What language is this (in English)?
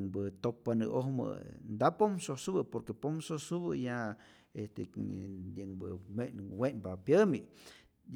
Rayón Zoque